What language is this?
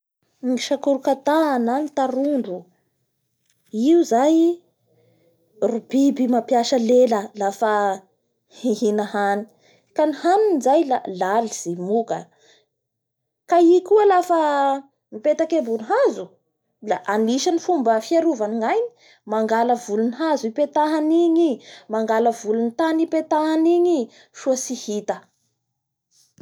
Bara Malagasy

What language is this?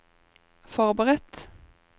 Norwegian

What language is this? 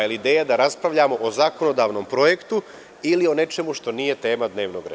Serbian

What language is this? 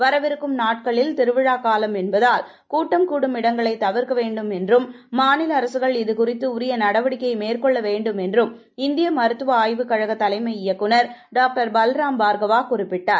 Tamil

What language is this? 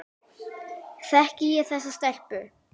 Icelandic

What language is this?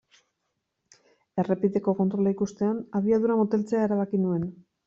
Basque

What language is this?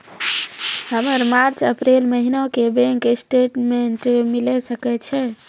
Maithili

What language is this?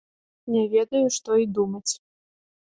Belarusian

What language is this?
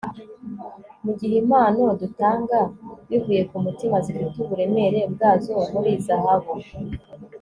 Kinyarwanda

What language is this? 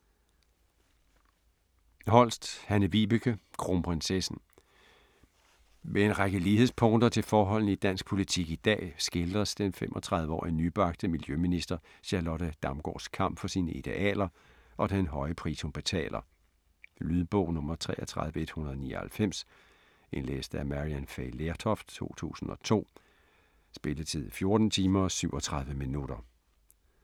Danish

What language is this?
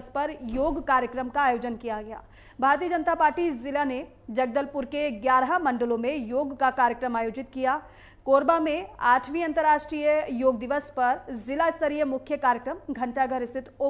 Hindi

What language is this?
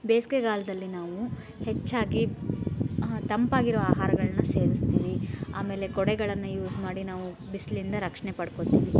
Kannada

